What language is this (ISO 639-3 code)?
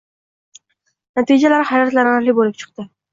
uzb